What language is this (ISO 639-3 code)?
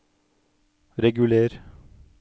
nor